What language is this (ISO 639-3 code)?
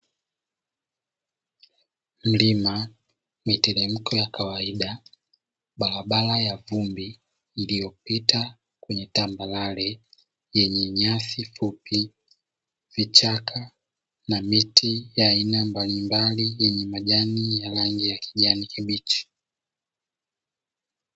swa